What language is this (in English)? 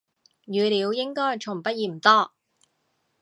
Cantonese